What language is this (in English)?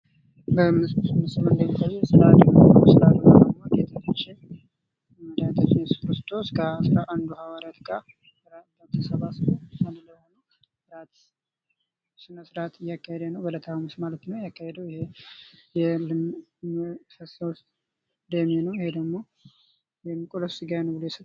Amharic